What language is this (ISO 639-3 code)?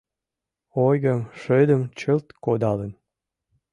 chm